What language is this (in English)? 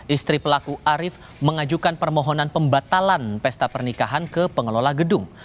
Indonesian